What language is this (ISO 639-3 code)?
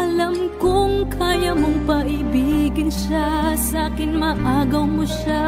ind